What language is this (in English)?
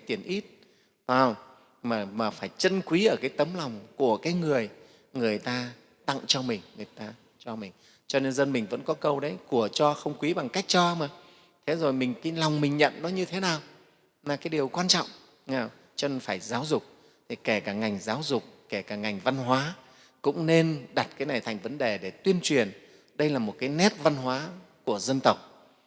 Vietnamese